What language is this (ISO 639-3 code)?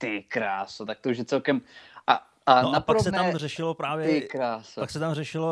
ces